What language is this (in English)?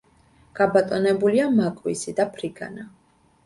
Georgian